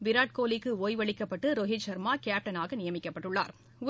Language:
Tamil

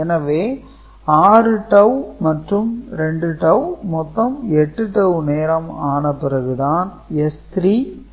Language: Tamil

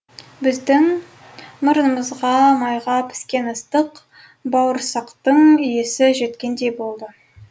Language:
Kazakh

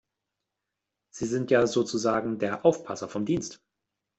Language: German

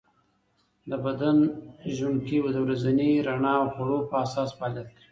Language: Pashto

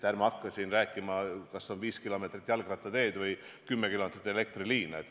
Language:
Estonian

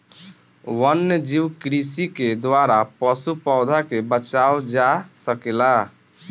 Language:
Bhojpuri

